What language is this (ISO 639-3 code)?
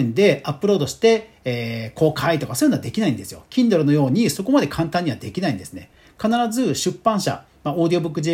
jpn